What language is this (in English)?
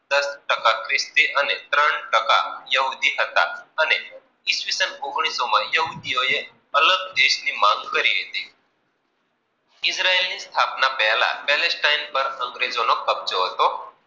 Gujarati